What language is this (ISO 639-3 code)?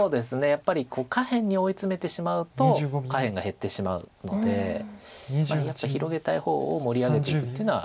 jpn